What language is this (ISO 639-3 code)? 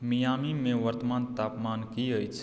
mai